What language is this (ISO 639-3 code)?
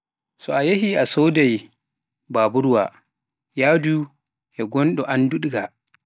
fuf